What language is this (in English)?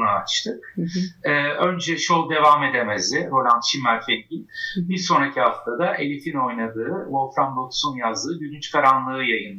Turkish